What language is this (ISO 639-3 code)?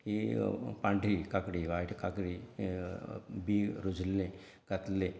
kok